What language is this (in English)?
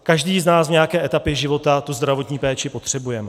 Czech